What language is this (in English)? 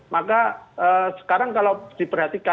Indonesian